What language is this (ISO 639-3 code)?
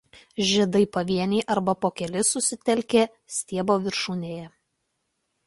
lit